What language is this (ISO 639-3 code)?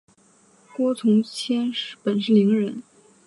zho